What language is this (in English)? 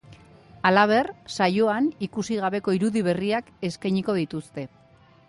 Basque